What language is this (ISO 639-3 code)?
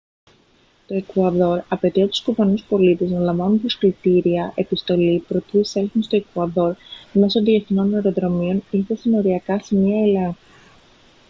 ell